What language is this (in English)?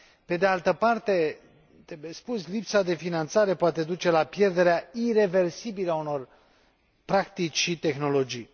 Romanian